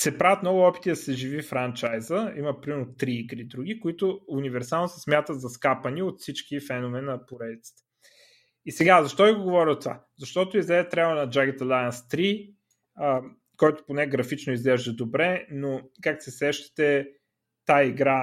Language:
Bulgarian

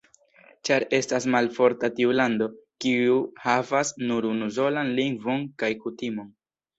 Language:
Esperanto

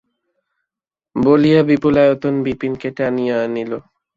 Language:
Bangla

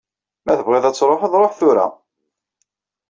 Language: Kabyle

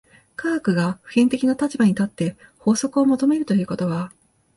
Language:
Japanese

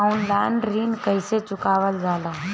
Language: Bhojpuri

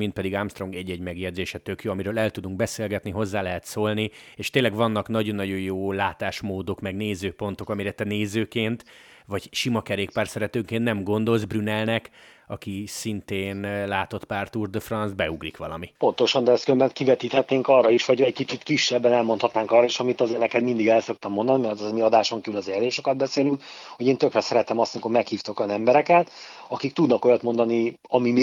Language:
Hungarian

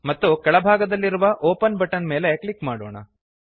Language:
Kannada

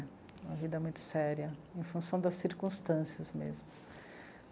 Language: Portuguese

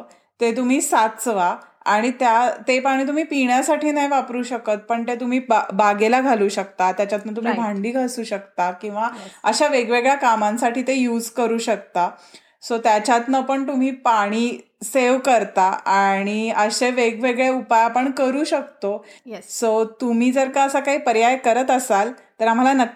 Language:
Marathi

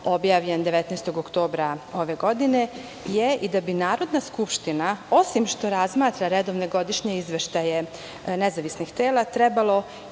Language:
Serbian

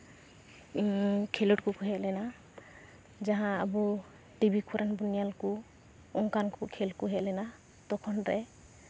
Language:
Santali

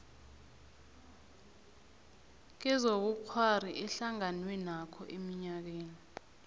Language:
South Ndebele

